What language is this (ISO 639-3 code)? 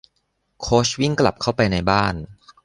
tha